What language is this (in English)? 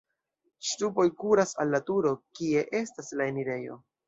Esperanto